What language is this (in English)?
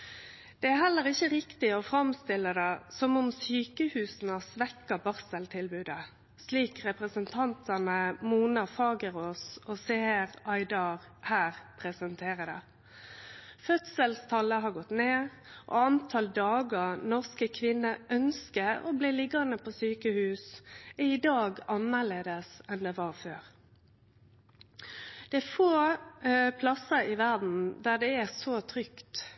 Norwegian Nynorsk